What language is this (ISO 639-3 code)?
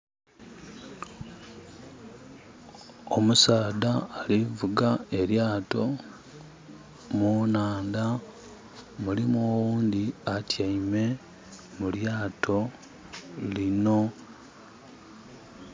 xog